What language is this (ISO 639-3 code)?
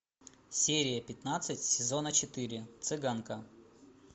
rus